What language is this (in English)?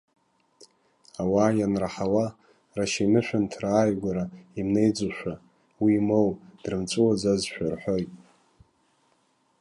Abkhazian